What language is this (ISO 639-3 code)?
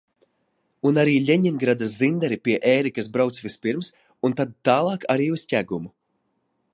lav